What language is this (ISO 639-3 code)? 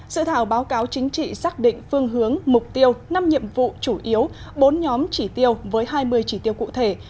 vie